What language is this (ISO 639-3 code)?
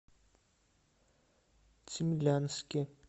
rus